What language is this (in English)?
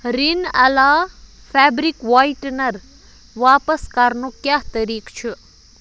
Kashmiri